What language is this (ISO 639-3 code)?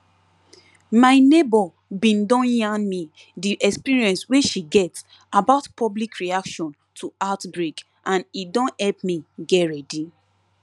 pcm